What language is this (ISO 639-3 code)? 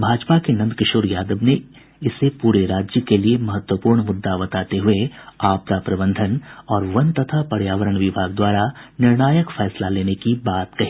hin